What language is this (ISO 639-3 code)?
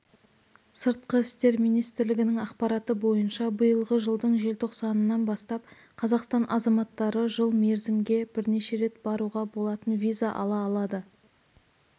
kaz